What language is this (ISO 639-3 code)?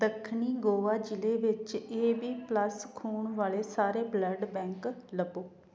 pan